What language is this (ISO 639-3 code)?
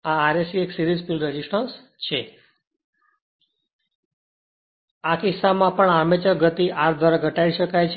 guj